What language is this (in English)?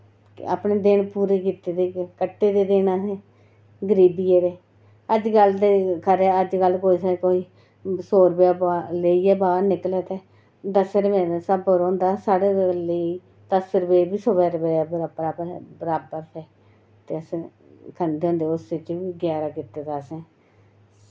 Dogri